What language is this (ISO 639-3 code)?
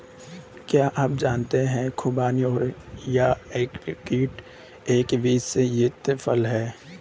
hin